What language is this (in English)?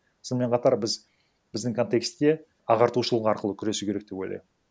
Kazakh